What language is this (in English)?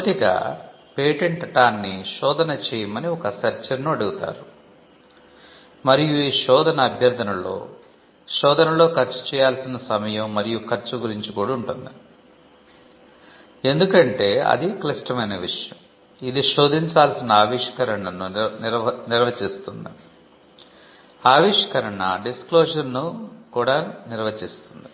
Telugu